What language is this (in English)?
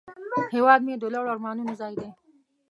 Pashto